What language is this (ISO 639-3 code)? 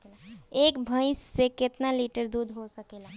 bho